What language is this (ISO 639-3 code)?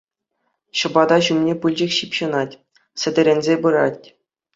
chv